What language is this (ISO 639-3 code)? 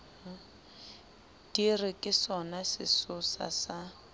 sot